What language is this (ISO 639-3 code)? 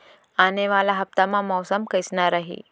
hne